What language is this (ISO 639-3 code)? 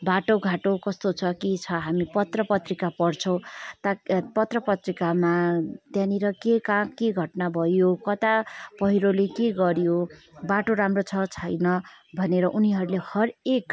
nep